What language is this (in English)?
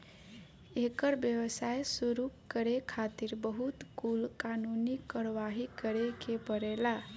Bhojpuri